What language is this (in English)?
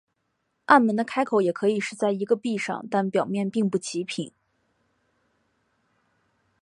Chinese